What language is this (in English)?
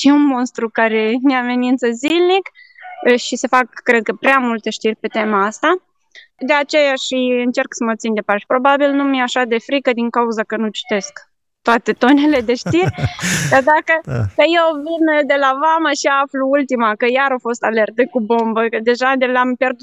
Romanian